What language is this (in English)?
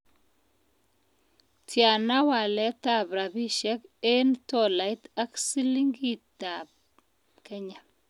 Kalenjin